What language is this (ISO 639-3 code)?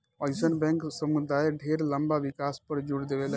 bho